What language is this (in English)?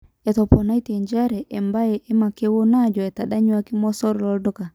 Masai